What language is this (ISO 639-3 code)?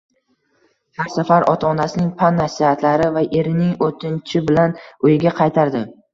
uzb